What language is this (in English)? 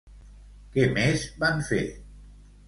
Catalan